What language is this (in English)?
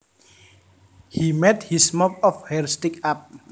Javanese